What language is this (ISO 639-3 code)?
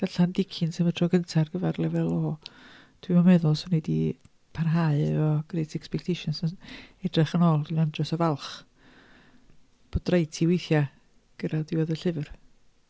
cym